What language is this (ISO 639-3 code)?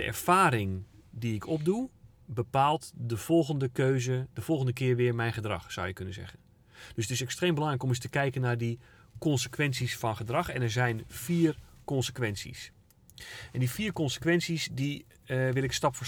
nld